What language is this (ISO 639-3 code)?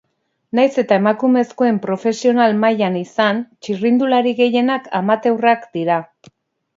eus